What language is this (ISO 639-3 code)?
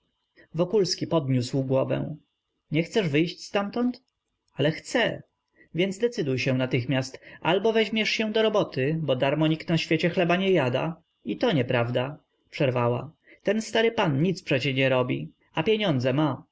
pol